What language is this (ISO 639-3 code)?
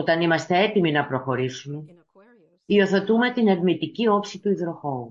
ell